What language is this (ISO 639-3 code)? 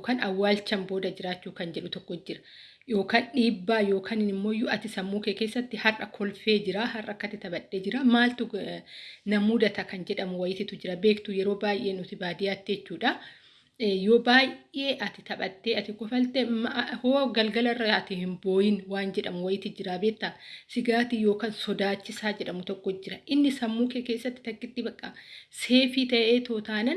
orm